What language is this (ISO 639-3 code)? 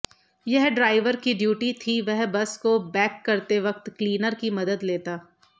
hin